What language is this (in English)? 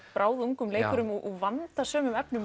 Icelandic